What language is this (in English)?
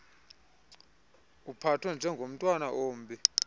Xhosa